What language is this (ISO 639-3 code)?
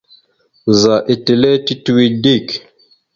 mxu